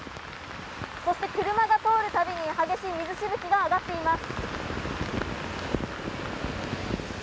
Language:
Japanese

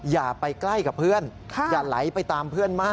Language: Thai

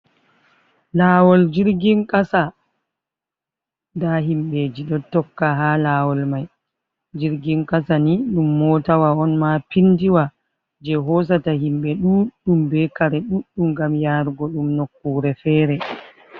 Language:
Fula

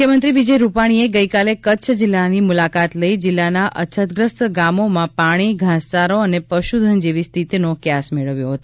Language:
Gujarati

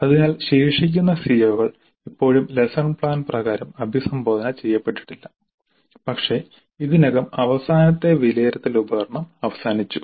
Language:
Malayalam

